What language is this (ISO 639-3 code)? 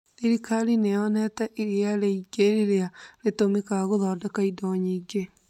kik